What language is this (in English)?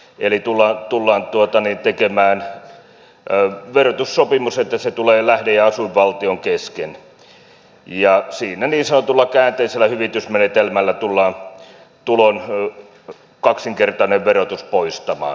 Finnish